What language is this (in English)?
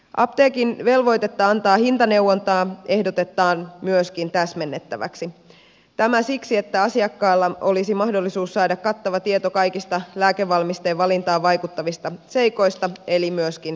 Finnish